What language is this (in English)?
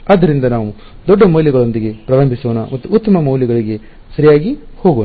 Kannada